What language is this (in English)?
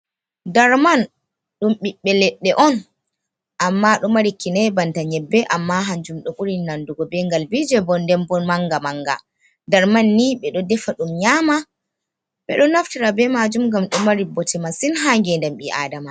Fula